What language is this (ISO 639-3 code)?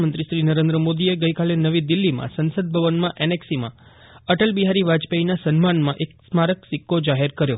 guj